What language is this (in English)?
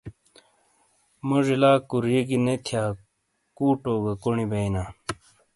Shina